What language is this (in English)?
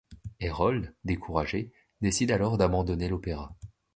French